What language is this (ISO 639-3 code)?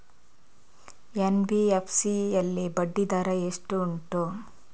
kan